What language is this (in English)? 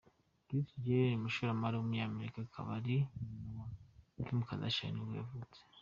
Kinyarwanda